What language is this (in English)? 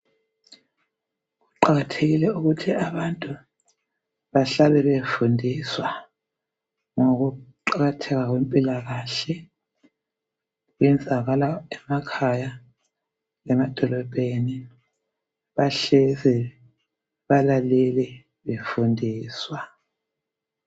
North Ndebele